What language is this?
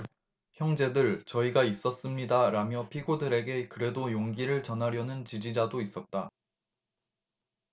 Korean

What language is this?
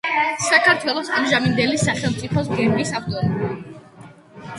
Georgian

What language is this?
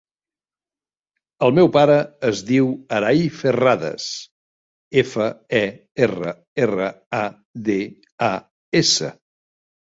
Catalan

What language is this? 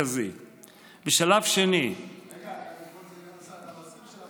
Hebrew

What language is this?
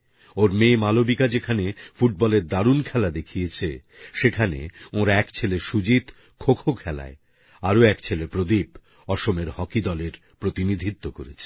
Bangla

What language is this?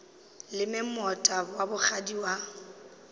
Northern Sotho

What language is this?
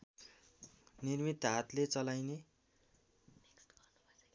Nepali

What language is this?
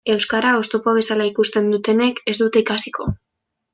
Basque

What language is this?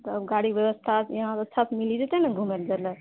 Maithili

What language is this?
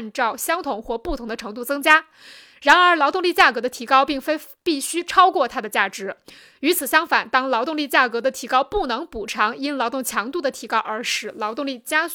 Chinese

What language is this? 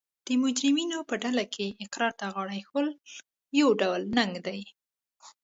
Pashto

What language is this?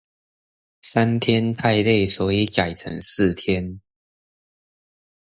Chinese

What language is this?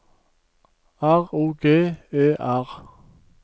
Norwegian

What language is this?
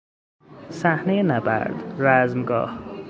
Persian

